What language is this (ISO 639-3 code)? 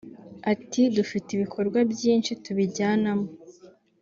kin